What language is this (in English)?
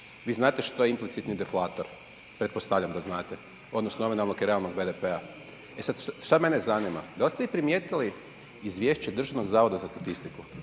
Croatian